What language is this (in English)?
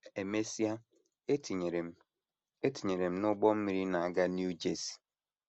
Igbo